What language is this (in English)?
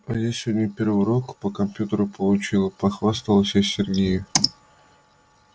Russian